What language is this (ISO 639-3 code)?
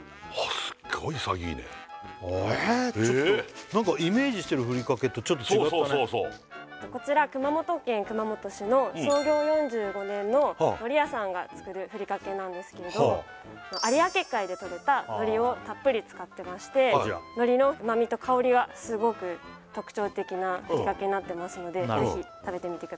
jpn